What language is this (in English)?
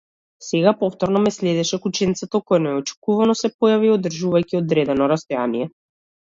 Macedonian